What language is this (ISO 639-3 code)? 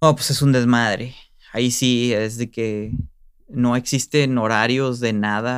spa